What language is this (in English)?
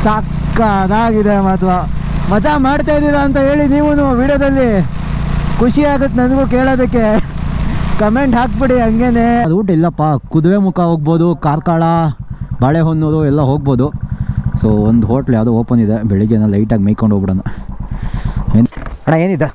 Kannada